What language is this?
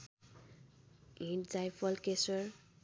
Nepali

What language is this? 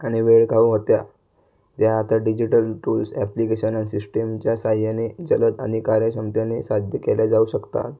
Marathi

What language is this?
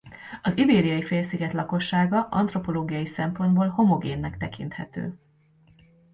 Hungarian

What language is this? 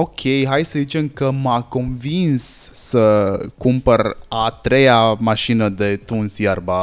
Romanian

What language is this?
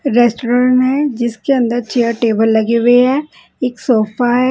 Hindi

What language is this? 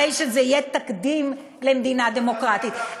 Hebrew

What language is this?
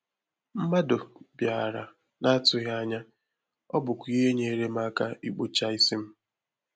Igbo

